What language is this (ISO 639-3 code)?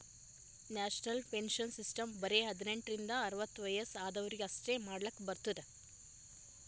kan